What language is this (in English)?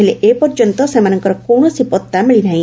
Odia